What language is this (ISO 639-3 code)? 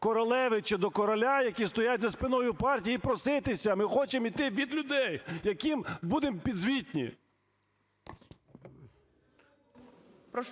ukr